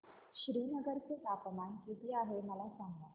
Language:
Marathi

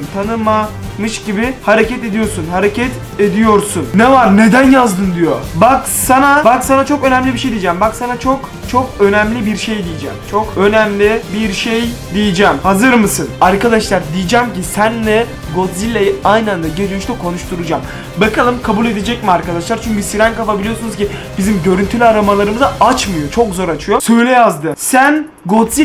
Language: Turkish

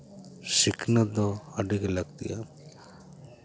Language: Santali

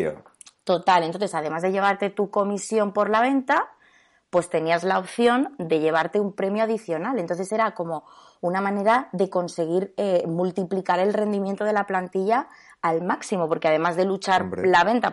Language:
Spanish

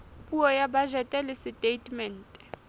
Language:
Southern Sotho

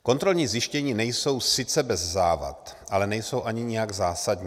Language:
Czech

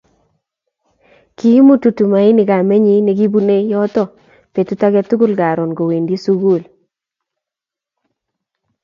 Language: Kalenjin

